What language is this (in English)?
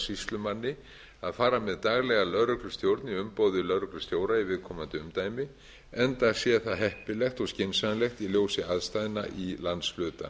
Icelandic